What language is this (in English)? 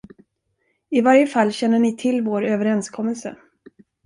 Swedish